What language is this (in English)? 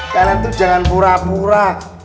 Indonesian